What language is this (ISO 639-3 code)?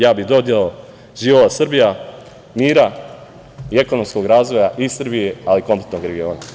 srp